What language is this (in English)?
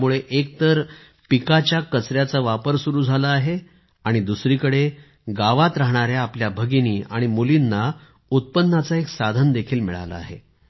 Marathi